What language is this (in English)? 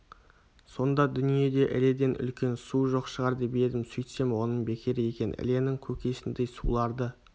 Kazakh